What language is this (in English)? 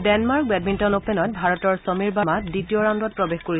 Assamese